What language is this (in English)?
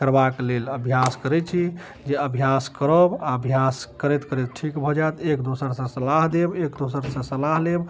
Maithili